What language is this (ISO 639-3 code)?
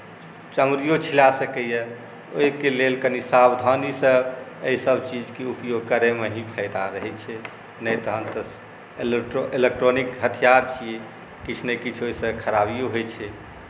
mai